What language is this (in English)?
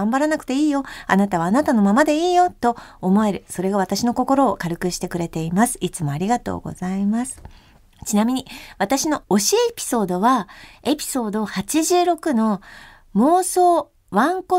Japanese